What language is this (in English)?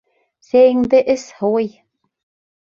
Bashkir